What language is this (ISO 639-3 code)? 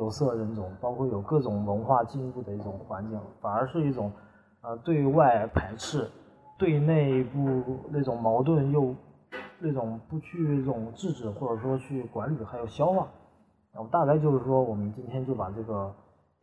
zho